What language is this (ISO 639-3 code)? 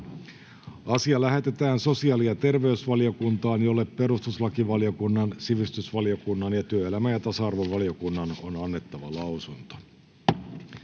fin